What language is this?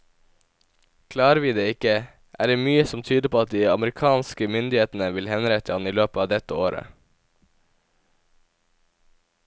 Norwegian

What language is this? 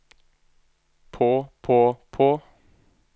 Norwegian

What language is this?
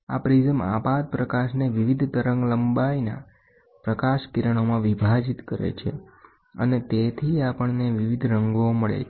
Gujarati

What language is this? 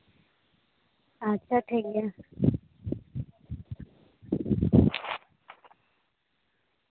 Santali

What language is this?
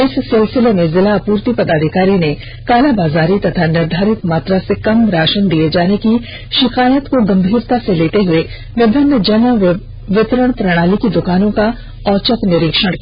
Hindi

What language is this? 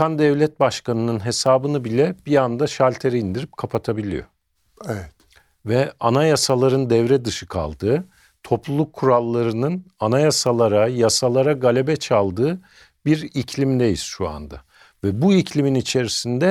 Turkish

